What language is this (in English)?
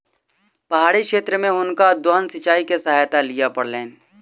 Maithili